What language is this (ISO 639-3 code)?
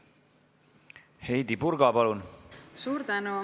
est